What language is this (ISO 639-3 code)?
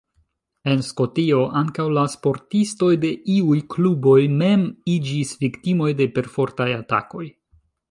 epo